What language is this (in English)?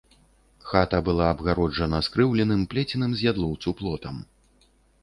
Belarusian